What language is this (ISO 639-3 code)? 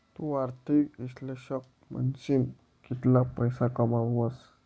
mar